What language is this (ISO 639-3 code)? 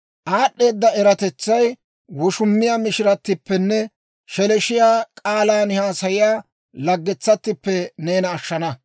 dwr